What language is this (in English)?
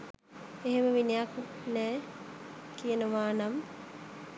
Sinhala